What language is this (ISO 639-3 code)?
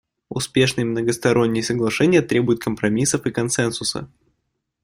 rus